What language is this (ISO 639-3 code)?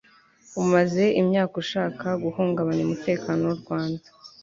kin